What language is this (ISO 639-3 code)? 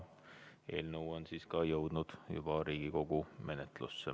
est